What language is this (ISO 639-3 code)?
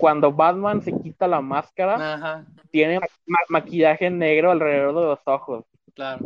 spa